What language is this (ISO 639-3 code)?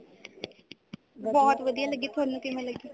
pan